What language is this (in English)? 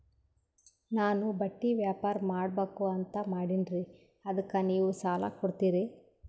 Kannada